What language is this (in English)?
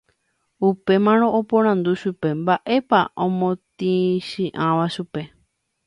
Guarani